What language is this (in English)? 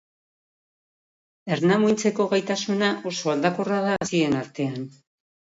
Basque